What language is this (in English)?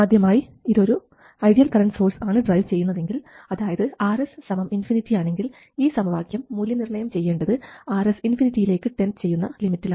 Malayalam